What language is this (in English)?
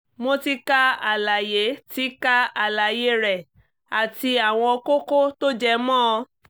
Yoruba